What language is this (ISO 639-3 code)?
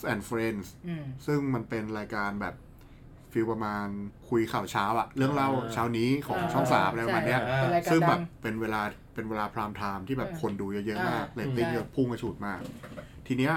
tha